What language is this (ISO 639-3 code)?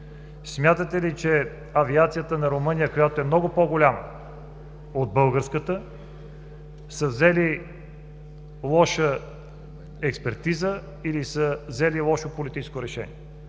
bul